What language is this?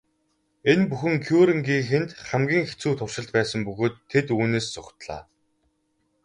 Mongolian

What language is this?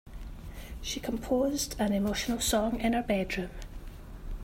English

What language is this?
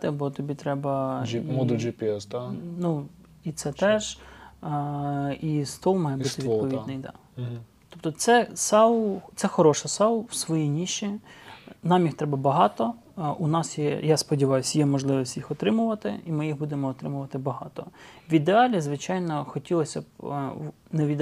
Ukrainian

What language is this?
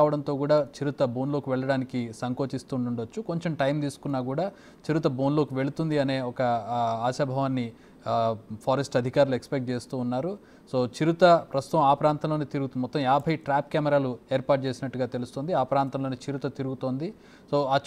Telugu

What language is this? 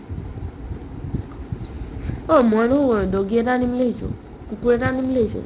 Assamese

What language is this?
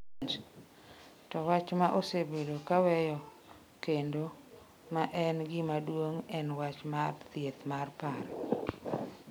Luo (Kenya and Tanzania)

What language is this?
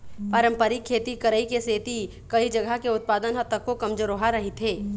Chhattisgarhi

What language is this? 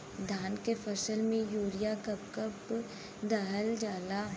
Bhojpuri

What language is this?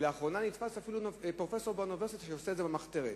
Hebrew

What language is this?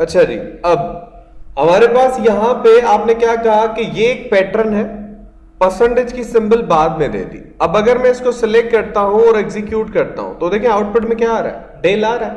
Hindi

